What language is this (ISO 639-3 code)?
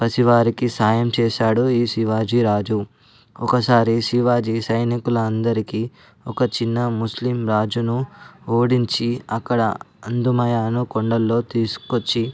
tel